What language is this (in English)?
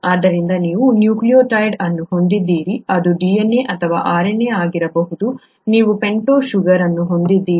Kannada